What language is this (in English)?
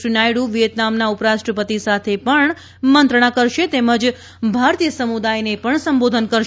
Gujarati